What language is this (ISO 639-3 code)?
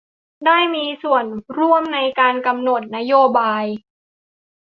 tha